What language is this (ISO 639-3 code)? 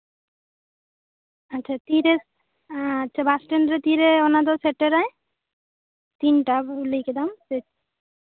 sat